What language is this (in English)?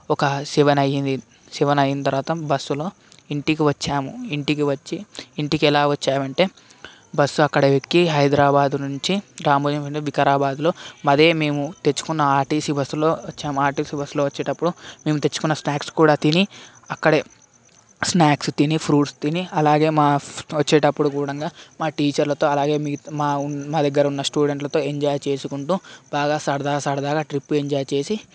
Telugu